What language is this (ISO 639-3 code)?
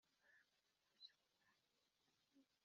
kin